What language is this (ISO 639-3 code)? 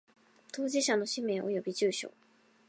jpn